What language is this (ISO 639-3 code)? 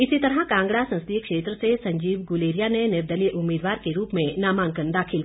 hin